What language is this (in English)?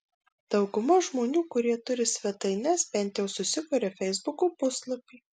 Lithuanian